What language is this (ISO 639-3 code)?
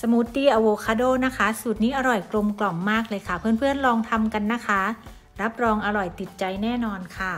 tha